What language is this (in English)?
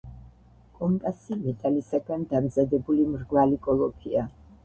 Georgian